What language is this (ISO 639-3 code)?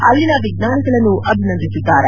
kan